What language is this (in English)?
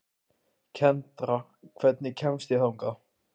Icelandic